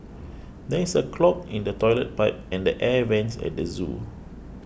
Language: English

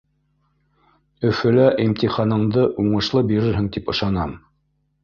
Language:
Bashkir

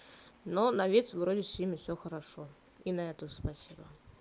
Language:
Russian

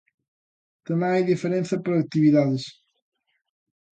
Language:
Galician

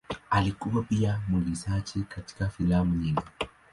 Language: Swahili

